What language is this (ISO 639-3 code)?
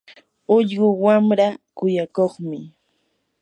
qur